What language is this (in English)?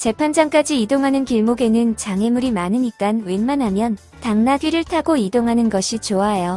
Korean